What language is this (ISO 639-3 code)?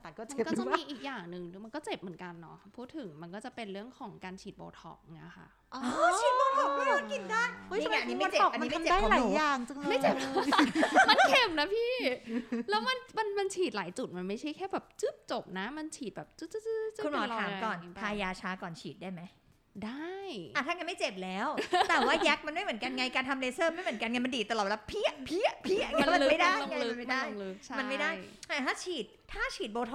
tha